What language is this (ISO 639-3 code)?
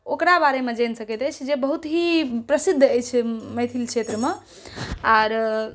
mai